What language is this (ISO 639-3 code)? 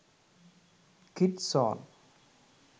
sin